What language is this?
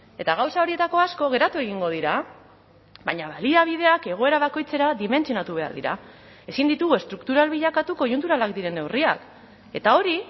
Basque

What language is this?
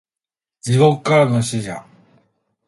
Japanese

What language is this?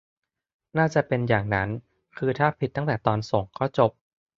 Thai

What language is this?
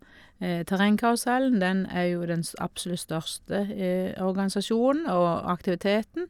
Norwegian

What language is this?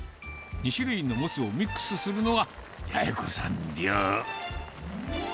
Japanese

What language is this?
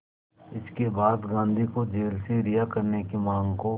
Hindi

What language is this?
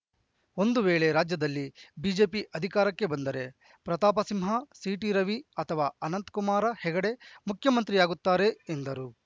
Kannada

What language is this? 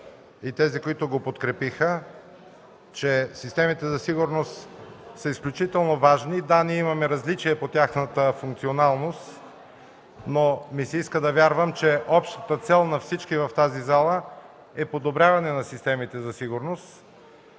Bulgarian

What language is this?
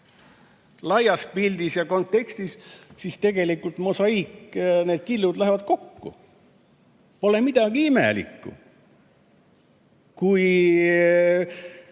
Estonian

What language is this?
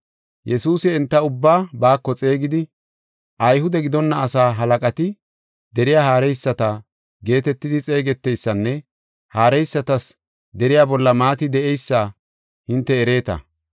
Gofa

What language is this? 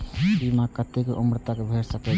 Maithili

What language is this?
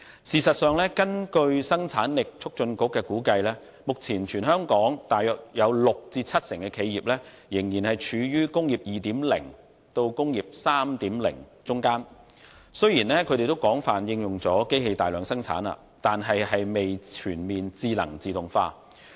Cantonese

